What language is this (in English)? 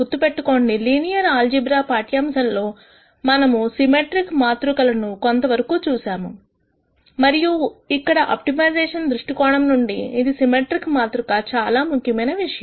Telugu